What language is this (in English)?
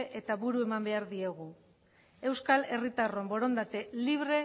Basque